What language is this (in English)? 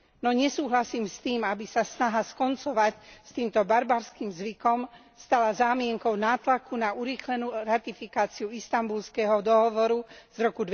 Slovak